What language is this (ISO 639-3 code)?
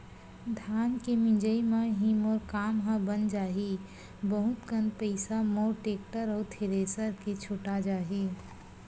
hne